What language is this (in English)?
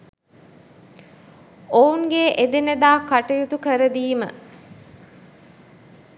Sinhala